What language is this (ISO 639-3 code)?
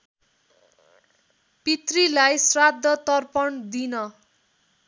nep